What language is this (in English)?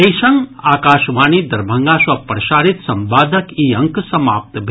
Maithili